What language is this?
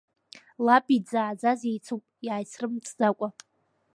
Abkhazian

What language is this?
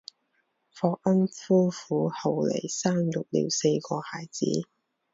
Chinese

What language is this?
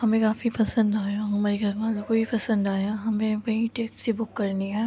Urdu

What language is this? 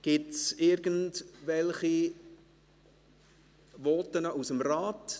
Swiss German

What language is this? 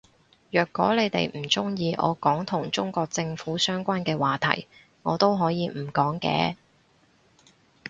Cantonese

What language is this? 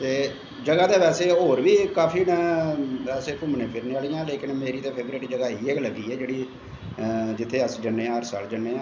Dogri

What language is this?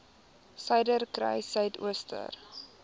Afrikaans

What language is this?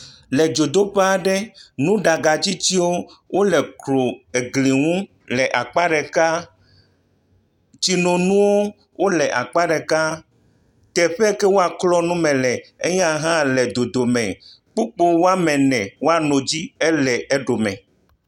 Ewe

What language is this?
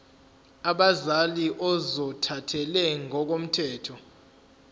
Zulu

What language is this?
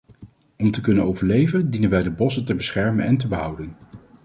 Dutch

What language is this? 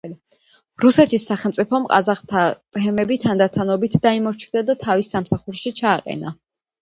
Georgian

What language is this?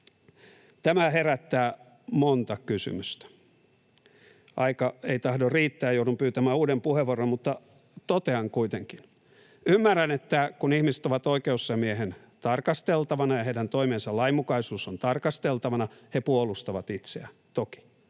Finnish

